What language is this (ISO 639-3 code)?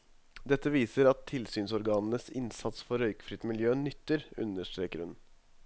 nor